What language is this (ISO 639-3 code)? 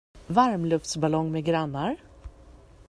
swe